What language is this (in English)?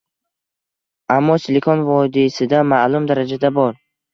Uzbek